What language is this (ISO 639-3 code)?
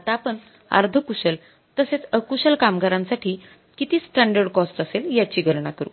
mar